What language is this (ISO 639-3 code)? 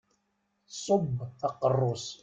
kab